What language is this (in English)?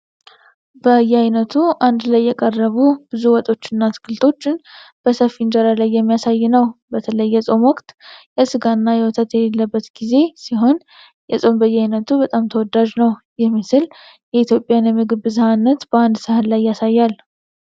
Amharic